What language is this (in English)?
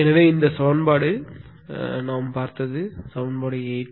Tamil